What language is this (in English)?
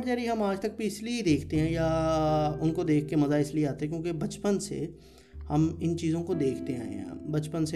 Urdu